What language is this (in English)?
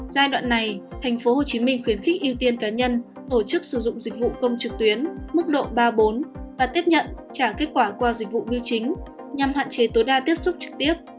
Vietnamese